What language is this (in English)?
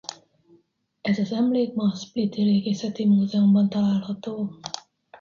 Hungarian